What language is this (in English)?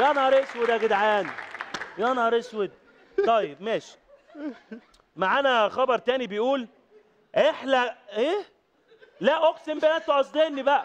Arabic